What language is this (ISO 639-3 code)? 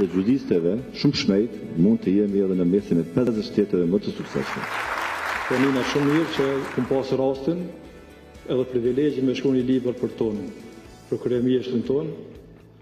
ron